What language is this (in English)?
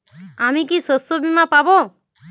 Bangla